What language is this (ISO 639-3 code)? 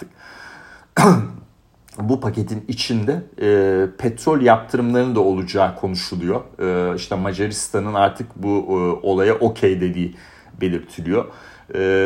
tur